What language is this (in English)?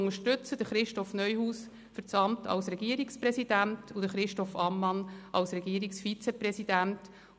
Swiss German